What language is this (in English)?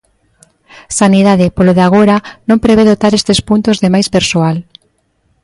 Galician